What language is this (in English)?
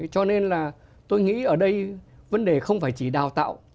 Vietnamese